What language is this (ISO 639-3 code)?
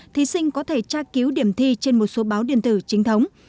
vie